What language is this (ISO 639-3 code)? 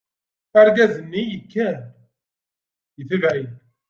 kab